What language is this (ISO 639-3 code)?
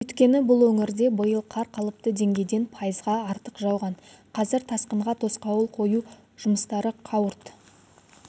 kaz